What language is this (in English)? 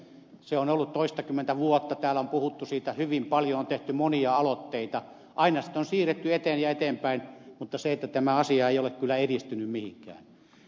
Finnish